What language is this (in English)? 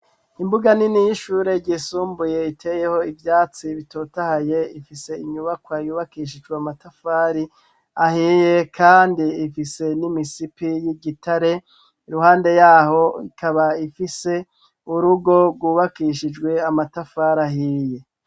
Rundi